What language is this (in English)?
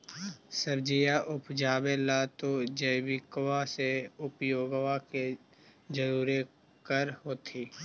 Magahi